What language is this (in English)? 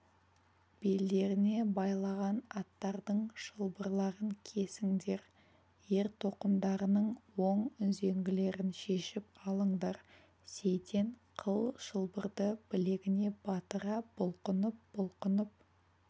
Kazakh